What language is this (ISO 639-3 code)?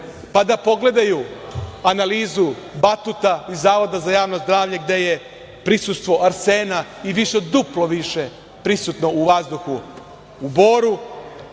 srp